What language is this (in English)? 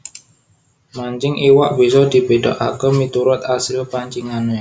Javanese